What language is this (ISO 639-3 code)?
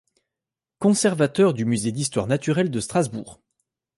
fra